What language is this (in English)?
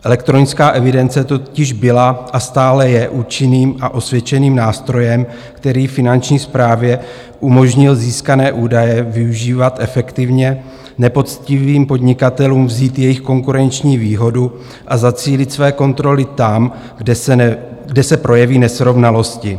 Czech